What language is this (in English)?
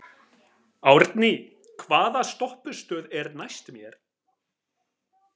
Icelandic